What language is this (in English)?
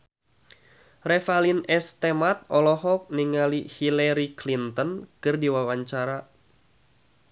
Sundanese